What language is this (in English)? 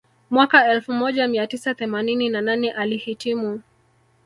Swahili